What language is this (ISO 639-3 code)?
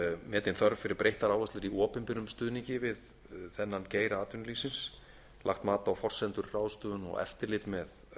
isl